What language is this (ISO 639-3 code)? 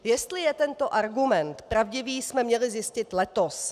ces